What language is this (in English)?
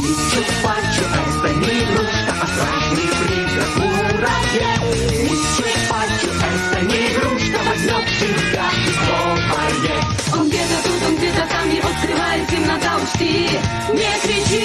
Russian